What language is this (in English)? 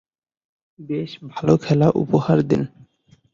Bangla